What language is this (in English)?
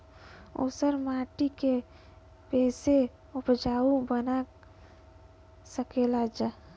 Bhojpuri